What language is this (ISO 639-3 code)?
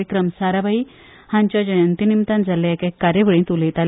kok